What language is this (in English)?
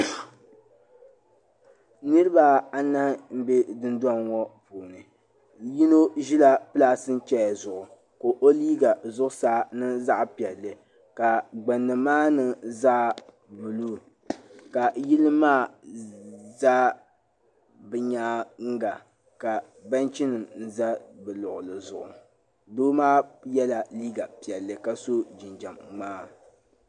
Dagbani